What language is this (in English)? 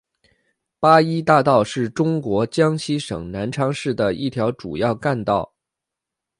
Chinese